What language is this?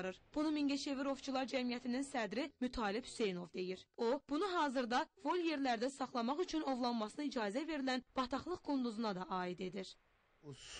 Turkish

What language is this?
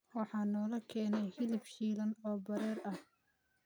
Somali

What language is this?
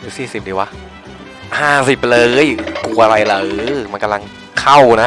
Thai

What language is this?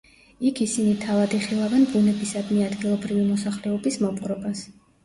Georgian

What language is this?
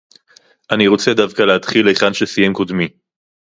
Hebrew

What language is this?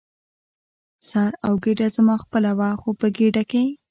Pashto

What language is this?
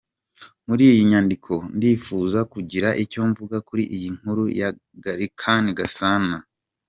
Kinyarwanda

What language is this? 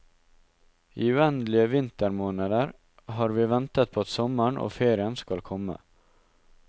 Norwegian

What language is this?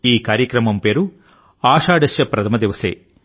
Telugu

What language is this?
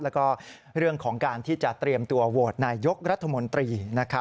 Thai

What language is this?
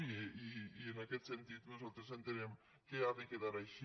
Catalan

